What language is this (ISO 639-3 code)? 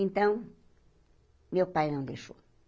por